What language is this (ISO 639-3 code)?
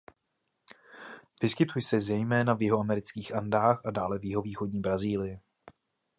ces